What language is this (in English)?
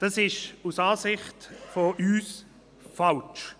Swiss German